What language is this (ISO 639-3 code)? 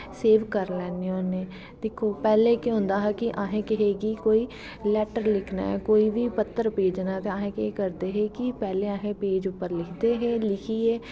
doi